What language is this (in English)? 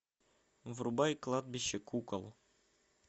Russian